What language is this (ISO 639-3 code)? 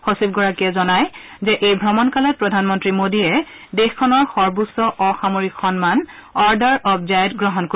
asm